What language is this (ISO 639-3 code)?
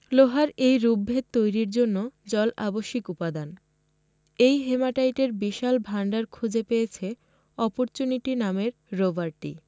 ben